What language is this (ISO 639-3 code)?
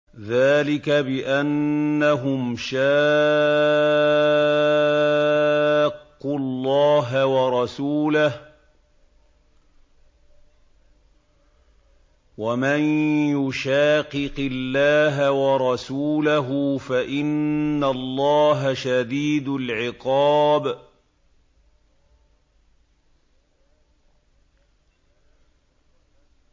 ara